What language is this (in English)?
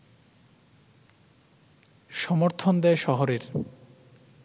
Bangla